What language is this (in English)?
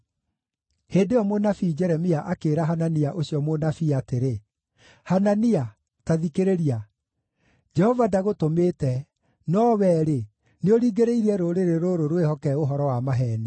Kikuyu